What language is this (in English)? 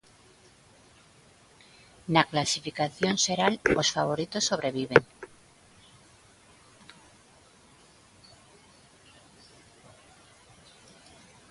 Galician